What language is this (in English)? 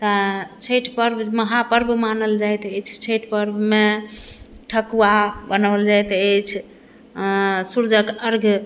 Maithili